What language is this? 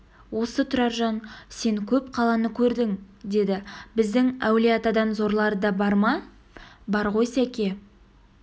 Kazakh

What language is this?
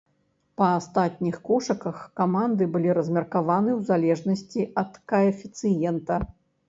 Belarusian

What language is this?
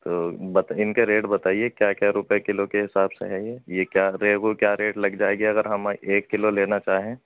Urdu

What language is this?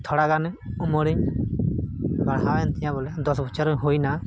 Santali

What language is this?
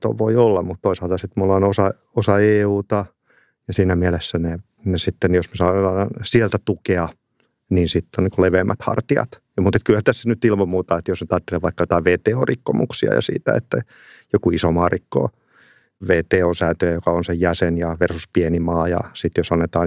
Finnish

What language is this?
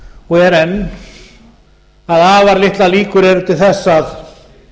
Icelandic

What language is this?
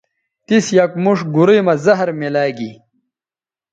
Bateri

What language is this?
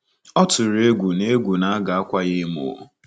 Igbo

